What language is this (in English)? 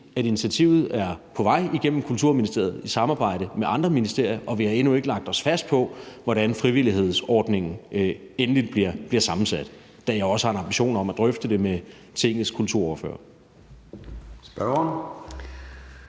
Danish